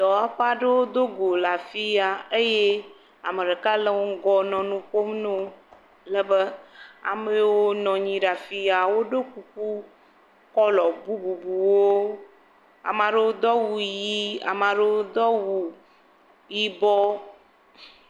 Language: Ewe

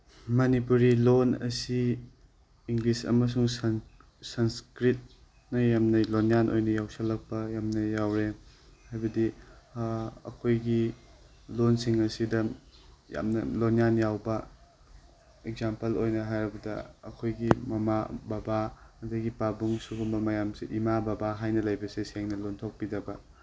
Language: Manipuri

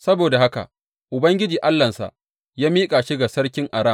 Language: Hausa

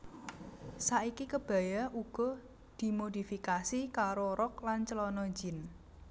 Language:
Javanese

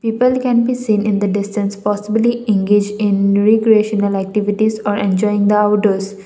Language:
English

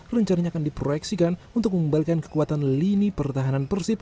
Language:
Indonesian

